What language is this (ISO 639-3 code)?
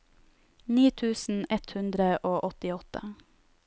nor